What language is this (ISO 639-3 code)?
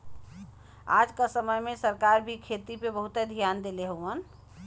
bho